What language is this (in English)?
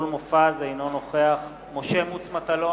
Hebrew